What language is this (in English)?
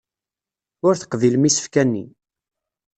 Kabyle